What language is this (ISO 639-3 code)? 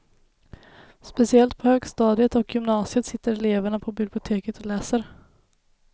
swe